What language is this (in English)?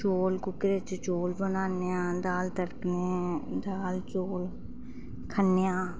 Dogri